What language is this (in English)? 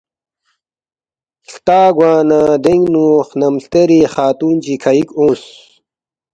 Balti